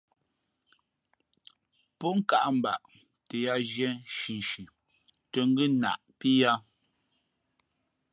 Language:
Fe'fe'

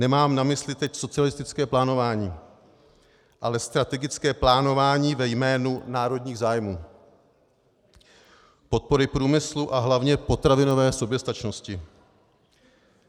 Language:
Czech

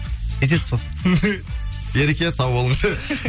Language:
Kazakh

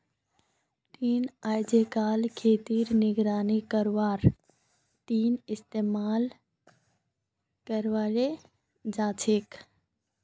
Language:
Magahi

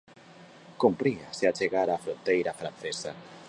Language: Galician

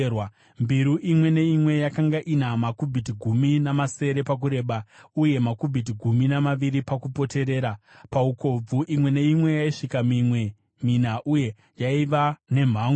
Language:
Shona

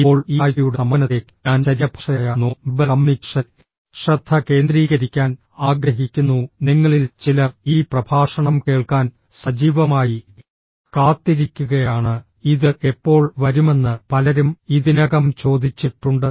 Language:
Malayalam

